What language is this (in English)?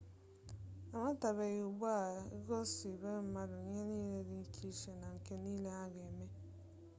Igbo